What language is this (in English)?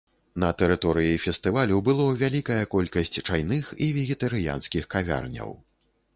Belarusian